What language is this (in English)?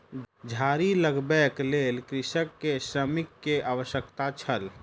Maithili